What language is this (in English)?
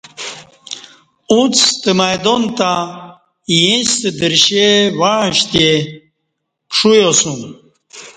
Kati